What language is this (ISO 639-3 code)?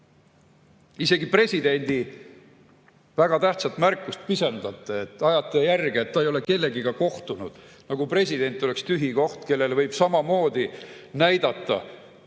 est